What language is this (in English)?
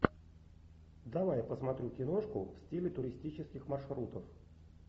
Russian